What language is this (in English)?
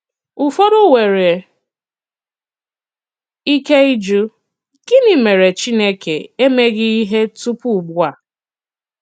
Igbo